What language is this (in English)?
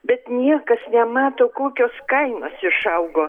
Lithuanian